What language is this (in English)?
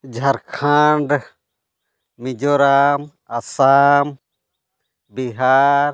Santali